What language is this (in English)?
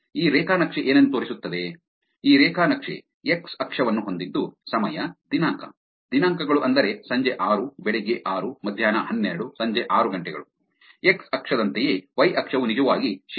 Kannada